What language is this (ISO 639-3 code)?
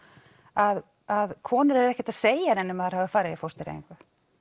isl